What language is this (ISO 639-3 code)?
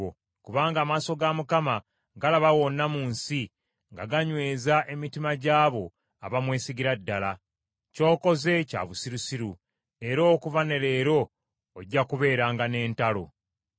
lug